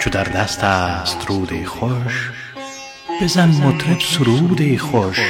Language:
Persian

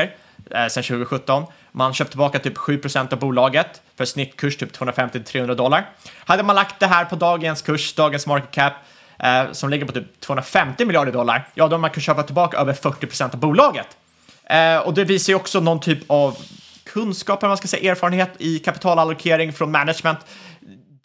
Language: Swedish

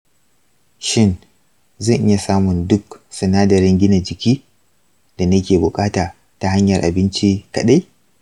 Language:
Hausa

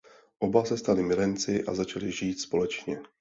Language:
Czech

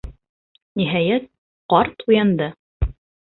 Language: Bashkir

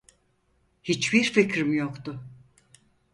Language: Turkish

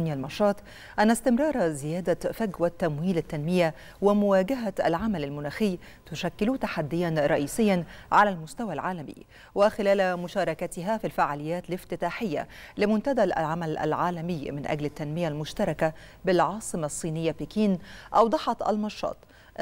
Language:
Arabic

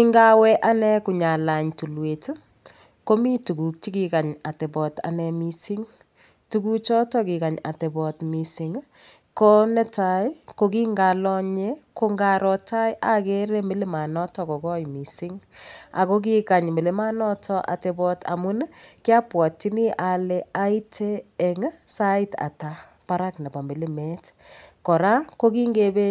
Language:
Kalenjin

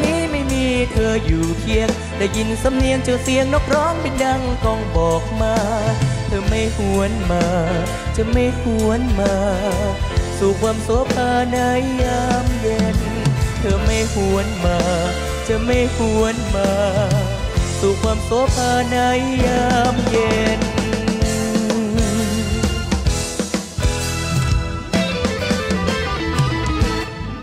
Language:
Thai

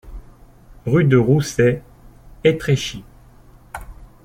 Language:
French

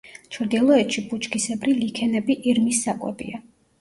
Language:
Georgian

